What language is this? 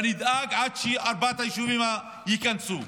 Hebrew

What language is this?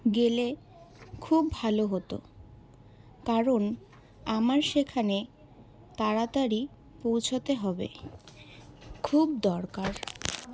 Bangla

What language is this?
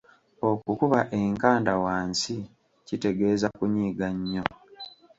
Ganda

